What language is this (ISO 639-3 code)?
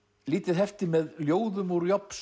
isl